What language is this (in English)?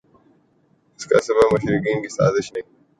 Urdu